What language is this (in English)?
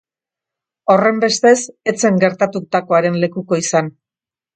Basque